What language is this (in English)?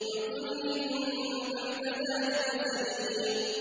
Arabic